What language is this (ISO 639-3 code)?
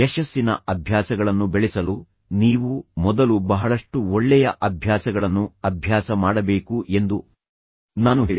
kan